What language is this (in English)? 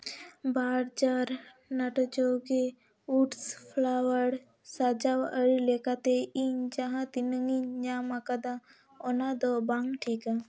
Santali